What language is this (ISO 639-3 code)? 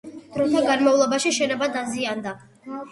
kat